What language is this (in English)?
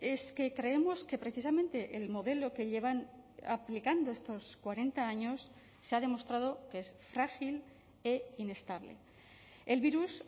Spanish